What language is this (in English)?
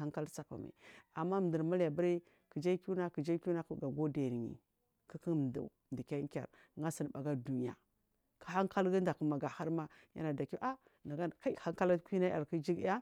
Marghi South